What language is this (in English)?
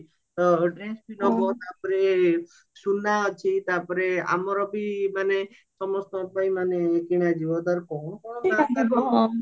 Odia